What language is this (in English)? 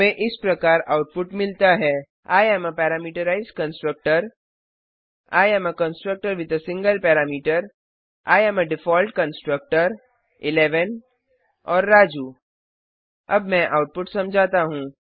Hindi